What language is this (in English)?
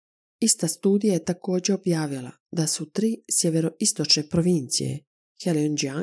Croatian